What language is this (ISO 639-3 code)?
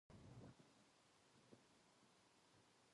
jpn